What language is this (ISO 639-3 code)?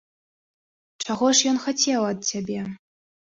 bel